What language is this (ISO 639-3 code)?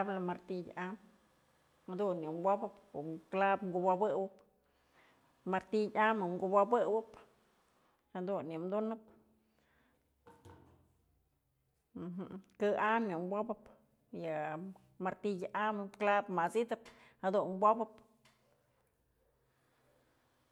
mzl